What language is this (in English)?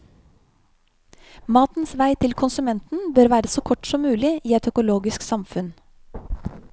Norwegian